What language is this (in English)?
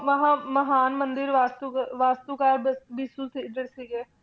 Punjabi